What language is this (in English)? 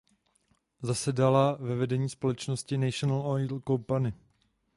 Czech